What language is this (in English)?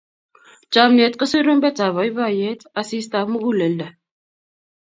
Kalenjin